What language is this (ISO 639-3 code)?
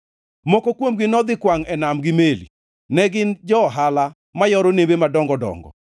luo